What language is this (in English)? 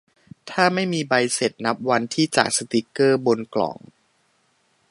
Thai